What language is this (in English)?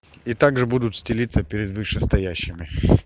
Russian